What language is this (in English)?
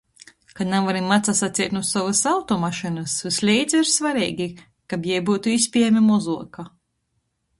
Latgalian